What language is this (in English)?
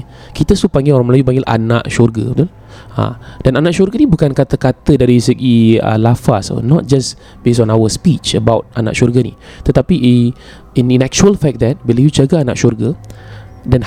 Malay